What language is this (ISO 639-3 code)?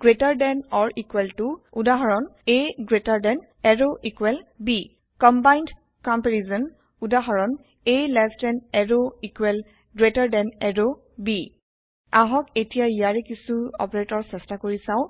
asm